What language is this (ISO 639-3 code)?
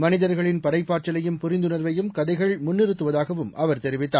tam